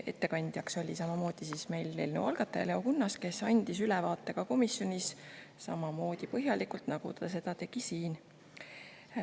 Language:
Estonian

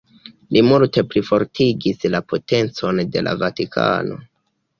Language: Esperanto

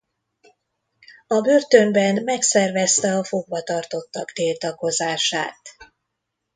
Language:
Hungarian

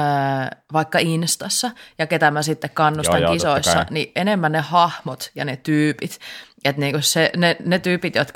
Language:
Finnish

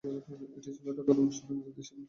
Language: Bangla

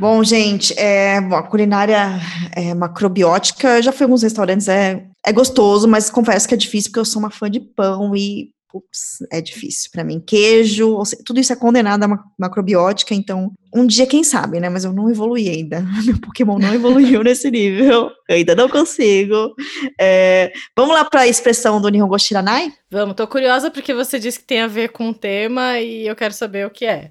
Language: Portuguese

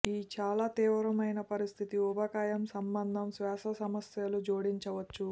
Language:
Telugu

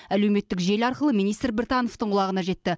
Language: Kazakh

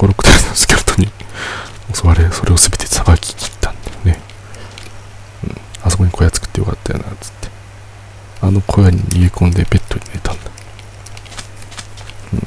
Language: Japanese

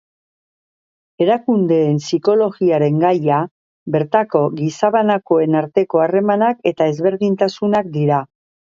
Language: Basque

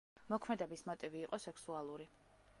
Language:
Georgian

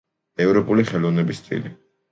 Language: Georgian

